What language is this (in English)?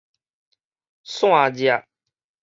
Min Nan Chinese